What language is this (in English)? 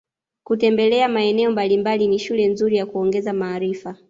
Swahili